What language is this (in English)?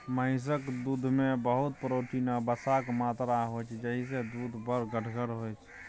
Maithili